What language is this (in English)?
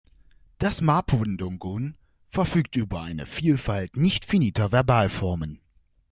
German